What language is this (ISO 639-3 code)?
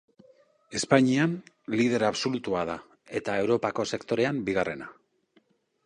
eus